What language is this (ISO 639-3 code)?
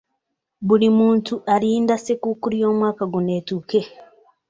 lug